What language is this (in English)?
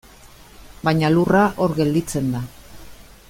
Basque